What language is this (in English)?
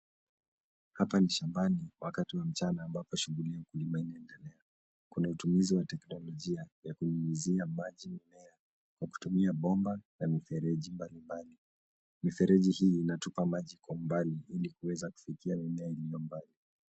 Swahili